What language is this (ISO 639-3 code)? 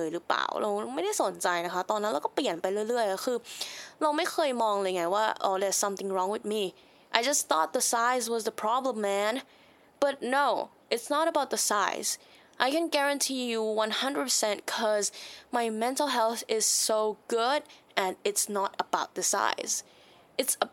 tha